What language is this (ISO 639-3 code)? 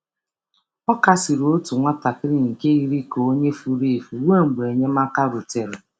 ibo